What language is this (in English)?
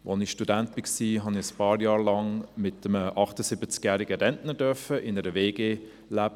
Swiss German